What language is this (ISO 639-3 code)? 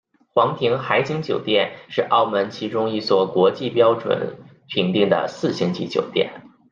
zho